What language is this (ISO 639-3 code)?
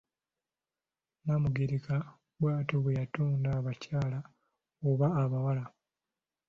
lug